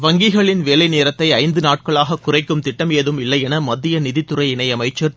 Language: Tamil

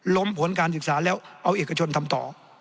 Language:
Thai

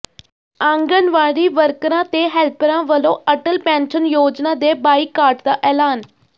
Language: Punjabi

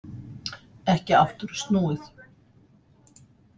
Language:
Icelandic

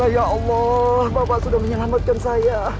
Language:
Indonesian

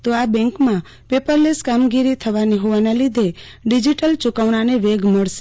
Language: Gujarati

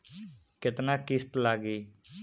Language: Bhojpuri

